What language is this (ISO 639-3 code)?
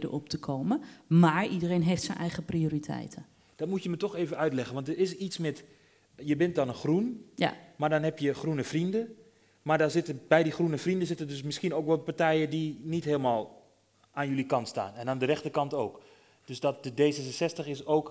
nld